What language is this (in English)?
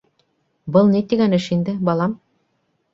Bashkir